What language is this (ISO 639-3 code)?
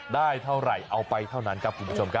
tha